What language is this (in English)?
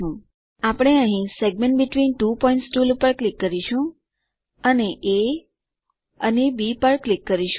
Gujarati